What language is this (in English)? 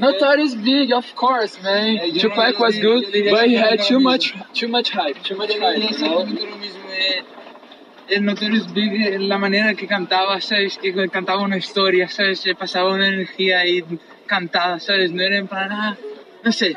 Spanish